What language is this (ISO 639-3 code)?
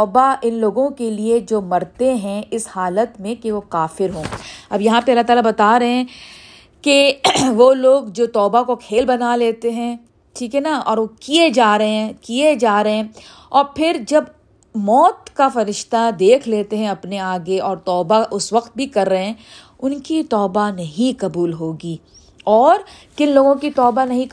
urd